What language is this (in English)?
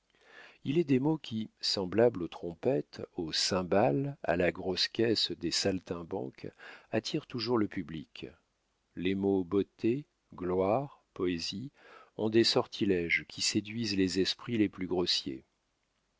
French